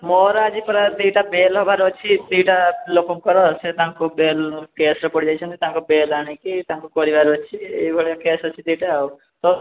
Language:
Odia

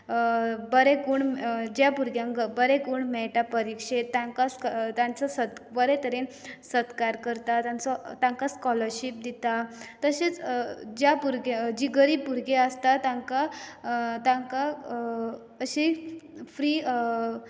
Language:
Konkani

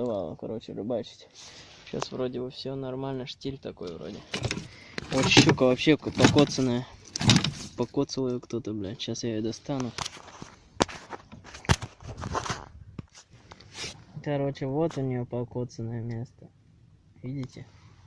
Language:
Russian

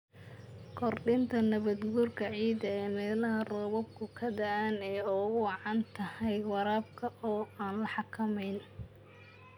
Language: Somali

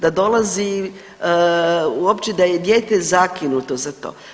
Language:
Croatian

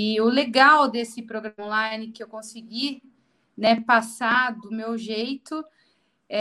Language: Portuguese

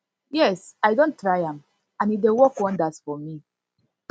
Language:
Nigerian Pidgin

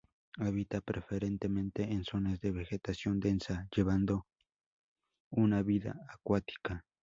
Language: Spanish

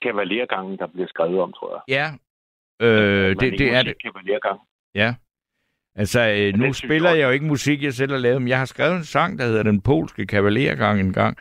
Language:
Danish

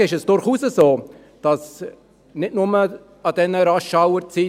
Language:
Swiss German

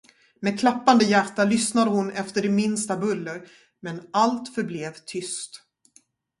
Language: Swedish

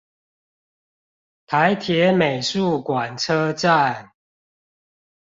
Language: Chinese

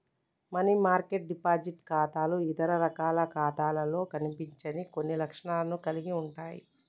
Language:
Telugu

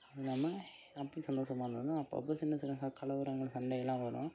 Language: Tamil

